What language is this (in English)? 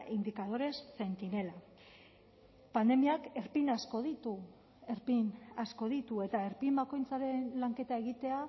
Basque